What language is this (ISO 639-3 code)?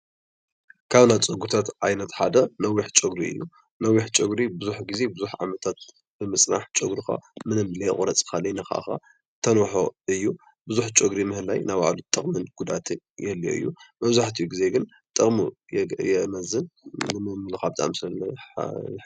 tir